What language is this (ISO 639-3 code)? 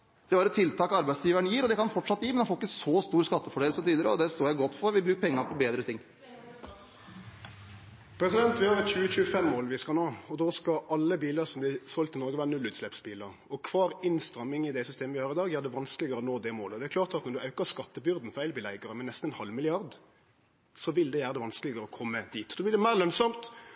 nor